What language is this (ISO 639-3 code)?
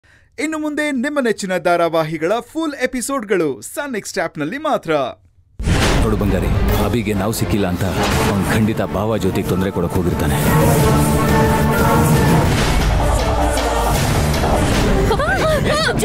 kan